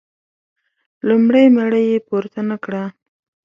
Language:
Pashto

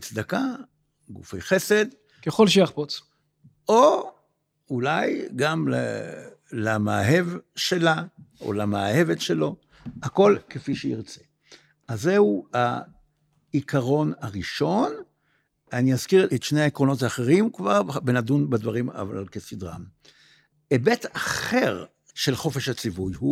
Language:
Hebrew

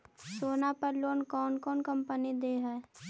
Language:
Magahi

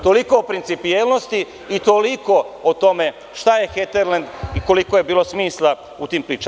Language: Serbian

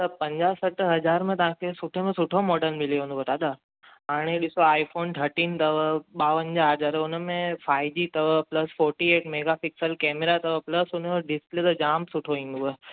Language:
Sindhi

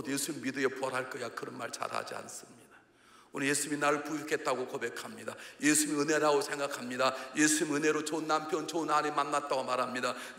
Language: Korean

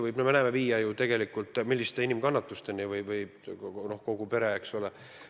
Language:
Estonian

